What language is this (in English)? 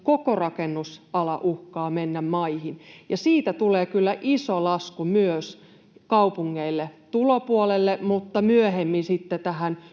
Finnish